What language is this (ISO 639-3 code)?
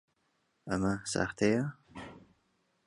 ckb